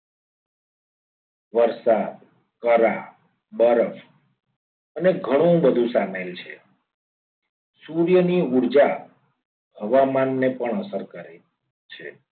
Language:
Gujarati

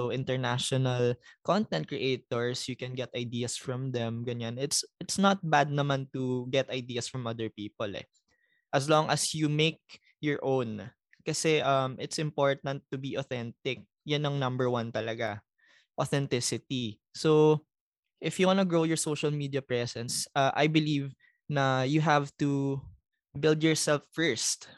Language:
Filipino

